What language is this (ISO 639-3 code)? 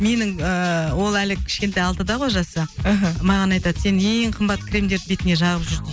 kaz